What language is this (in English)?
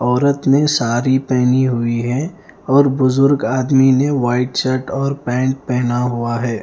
Hindi